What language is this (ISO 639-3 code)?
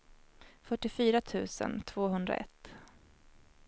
swe